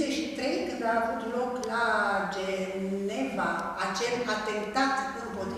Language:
Romanian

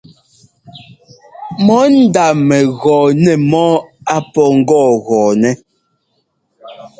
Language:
Ngomba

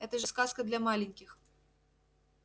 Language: Russian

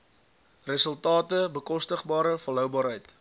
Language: Afrikaans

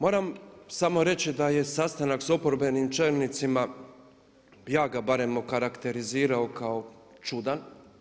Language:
Croatian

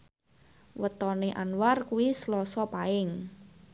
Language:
Javanese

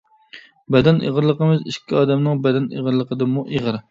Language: Uyghur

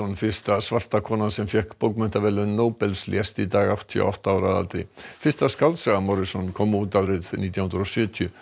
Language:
Icelandic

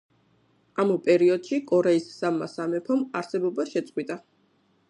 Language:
Georgian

